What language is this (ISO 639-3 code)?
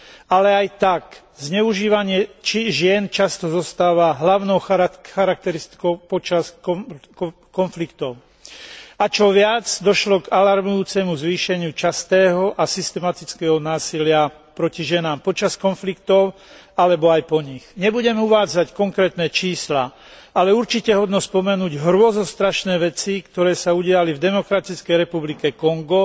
slk